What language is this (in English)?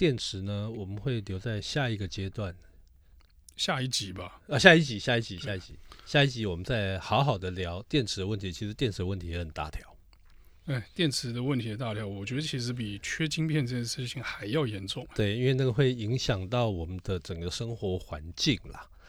Chinese